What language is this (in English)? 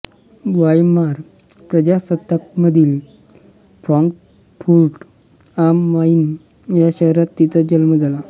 Marathi